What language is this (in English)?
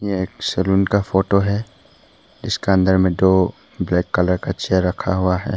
Hindi